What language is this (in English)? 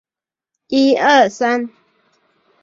Chinese